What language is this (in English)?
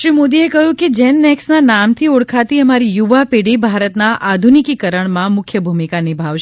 Gujarati